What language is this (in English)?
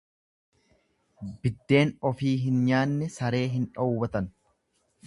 Oromo